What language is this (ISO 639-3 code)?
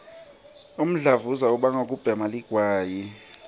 ssw